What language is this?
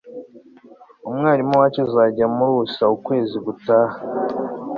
Kinyarwanda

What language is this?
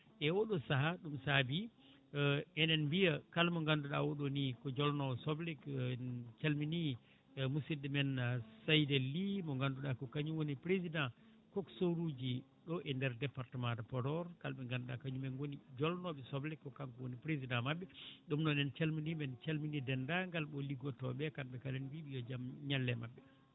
Fula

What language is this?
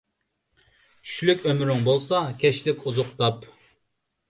Uyghur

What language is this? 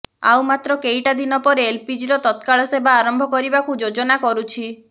Odia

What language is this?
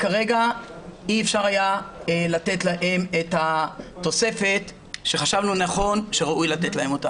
Hebrew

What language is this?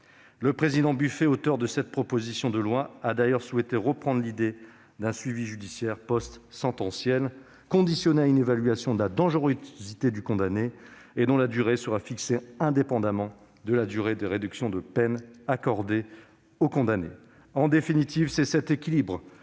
French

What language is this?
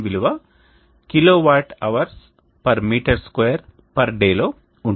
Telugu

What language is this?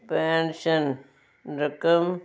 Punjabi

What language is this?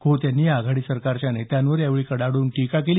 Marathi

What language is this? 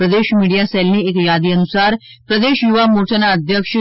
Gujarati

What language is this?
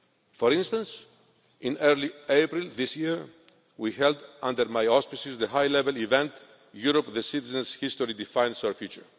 English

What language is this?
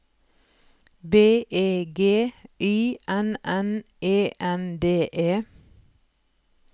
Norwegian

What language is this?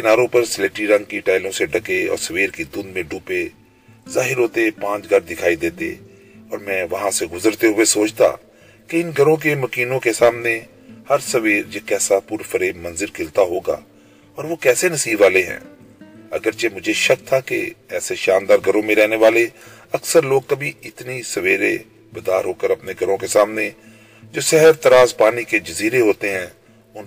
Urdu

